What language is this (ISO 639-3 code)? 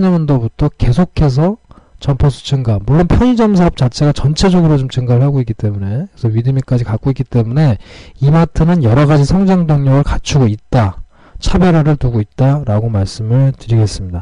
kor